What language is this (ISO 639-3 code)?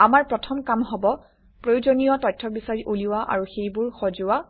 asm